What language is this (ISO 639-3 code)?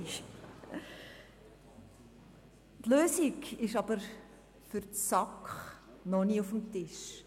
gsw